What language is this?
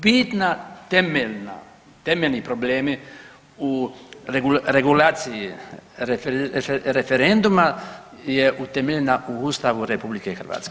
Croatian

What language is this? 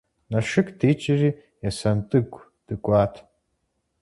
Kabardian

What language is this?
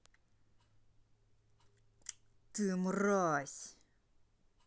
Russian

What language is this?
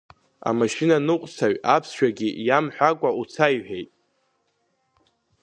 Abkhazian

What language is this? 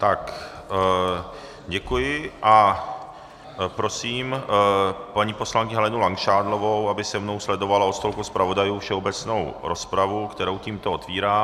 Czech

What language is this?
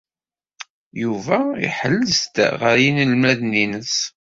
Kabyle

